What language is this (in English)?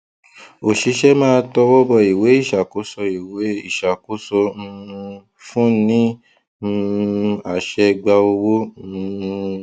Yoruba